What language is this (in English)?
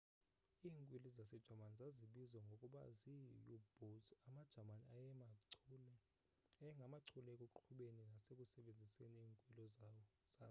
Xhosa